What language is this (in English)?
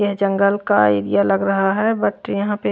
Hindi